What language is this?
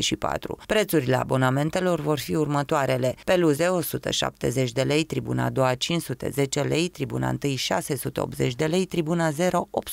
Romanian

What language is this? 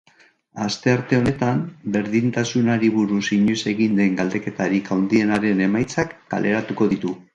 Basque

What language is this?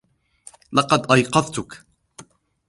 Arabic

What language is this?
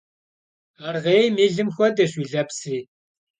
Kabardian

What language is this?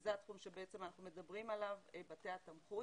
Hebrew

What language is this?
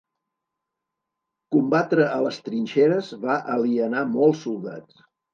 Catalan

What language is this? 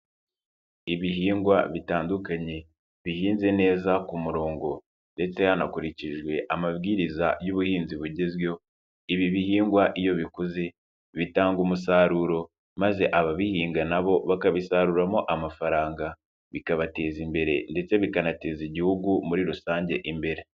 Kinyarwanda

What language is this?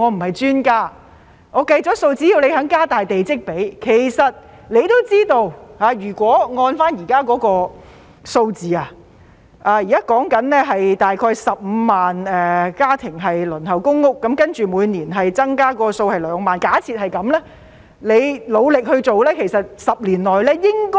Cantonese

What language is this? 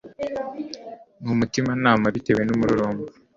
Kinyarwanda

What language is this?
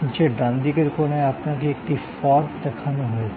Bangla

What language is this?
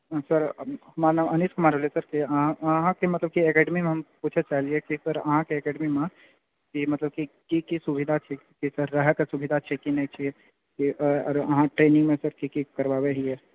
Maithili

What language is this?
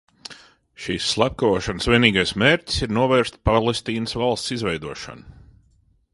Latvian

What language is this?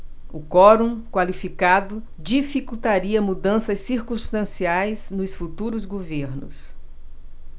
Portuguese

